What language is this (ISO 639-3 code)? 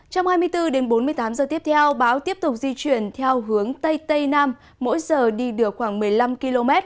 vie